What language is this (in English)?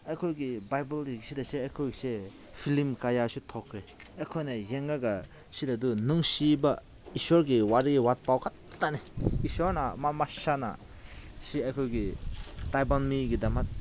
Manipuri